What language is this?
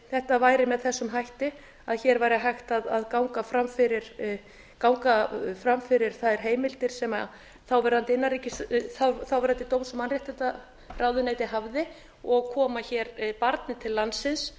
Icelandic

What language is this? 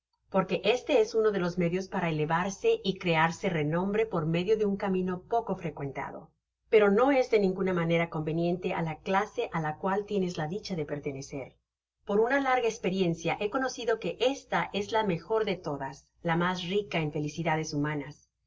Spanish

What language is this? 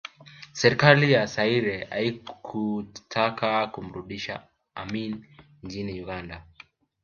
Swahili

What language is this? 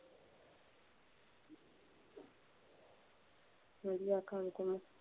Punjabi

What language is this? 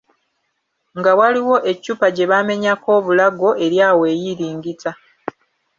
Ganda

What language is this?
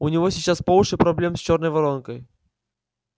Russian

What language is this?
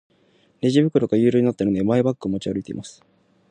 Japanese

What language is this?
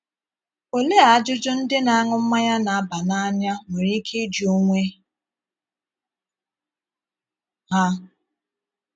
Igbo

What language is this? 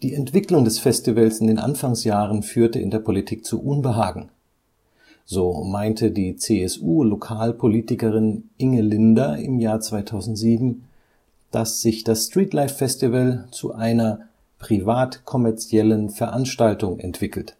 German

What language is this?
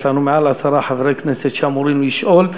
Hebrew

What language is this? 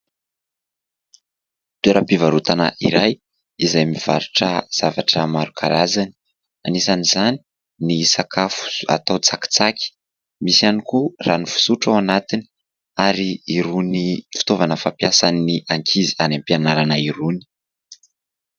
Malagasy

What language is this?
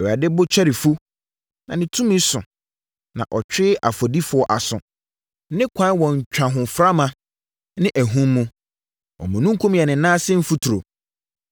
Akan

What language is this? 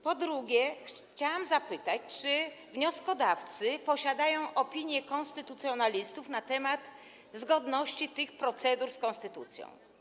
Polish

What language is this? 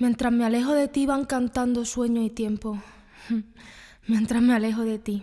Spanish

